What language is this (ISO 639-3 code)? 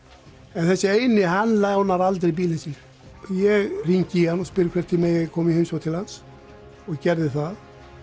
isl